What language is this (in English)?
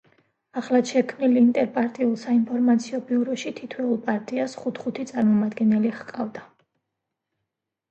Georgian